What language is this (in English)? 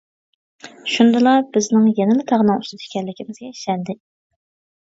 Uyghur